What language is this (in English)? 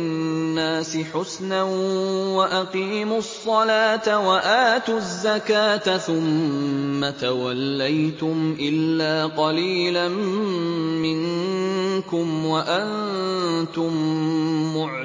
Arabic